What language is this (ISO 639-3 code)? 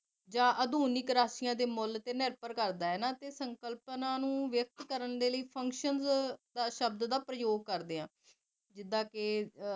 pan